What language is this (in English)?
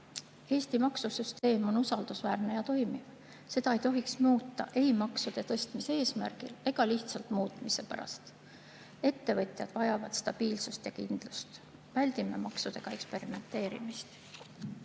Estonian